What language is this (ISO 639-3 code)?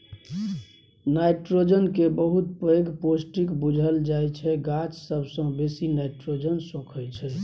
mai